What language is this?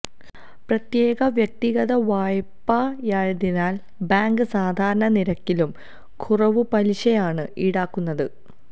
Malayalam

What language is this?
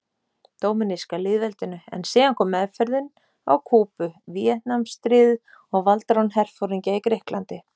Icelandic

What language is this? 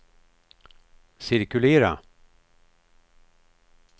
Swedish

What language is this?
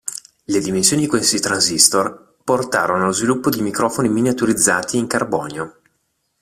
Italian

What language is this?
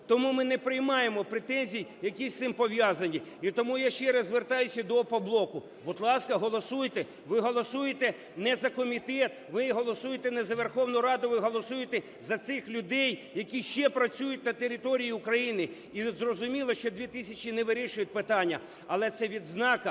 Ukrainian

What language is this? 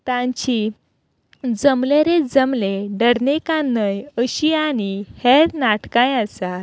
Konkani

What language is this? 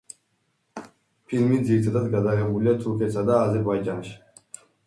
Georgian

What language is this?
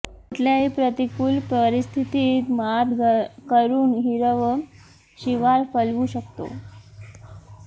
Marathi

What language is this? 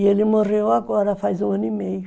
Portuguese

